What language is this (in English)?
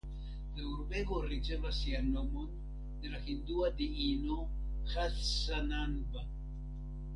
Esperanto